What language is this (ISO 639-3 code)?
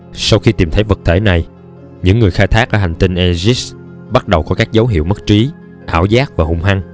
vie